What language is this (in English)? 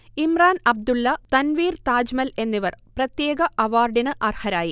Malayalam